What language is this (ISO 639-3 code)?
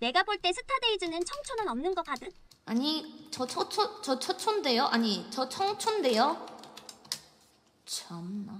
kor